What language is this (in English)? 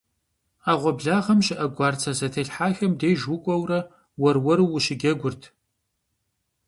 Kabardian